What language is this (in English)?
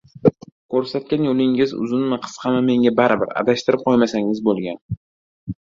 Uzbek